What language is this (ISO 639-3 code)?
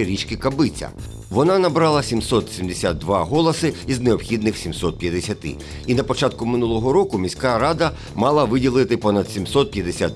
ukr